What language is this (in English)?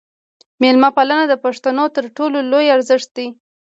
Pashto